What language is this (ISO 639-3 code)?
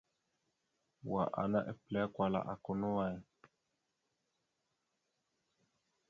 mxu